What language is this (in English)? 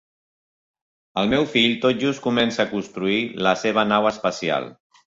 Catalan